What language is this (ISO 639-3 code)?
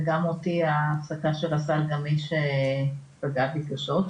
heb